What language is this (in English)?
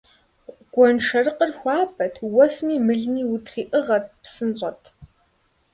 Kabardian